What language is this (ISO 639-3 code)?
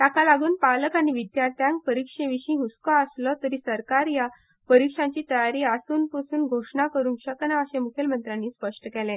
kok